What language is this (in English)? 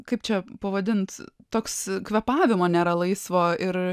Lithuanian